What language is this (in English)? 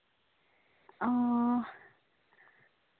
Santali